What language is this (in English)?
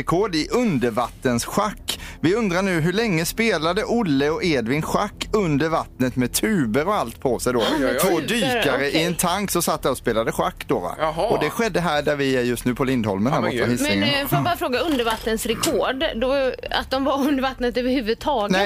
Swedish